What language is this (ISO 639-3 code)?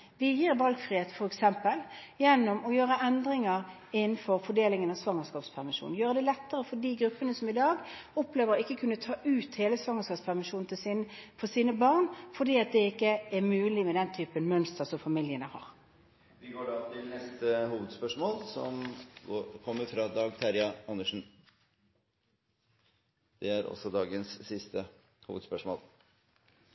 nor